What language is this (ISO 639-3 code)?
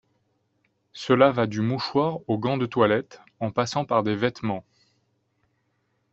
fra